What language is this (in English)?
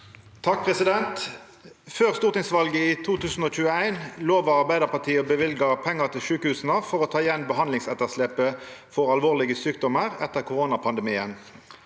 Norwegian